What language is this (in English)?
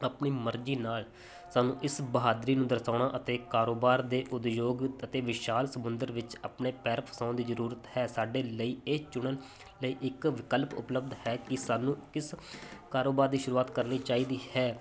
Punjabi